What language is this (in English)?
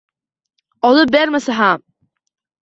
Uzbek